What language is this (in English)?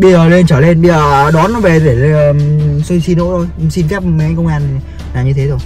Vietnamese